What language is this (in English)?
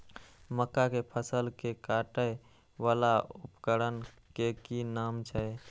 Maithili